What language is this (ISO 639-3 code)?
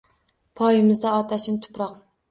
uzb